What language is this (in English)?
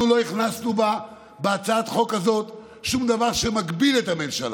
Hebrew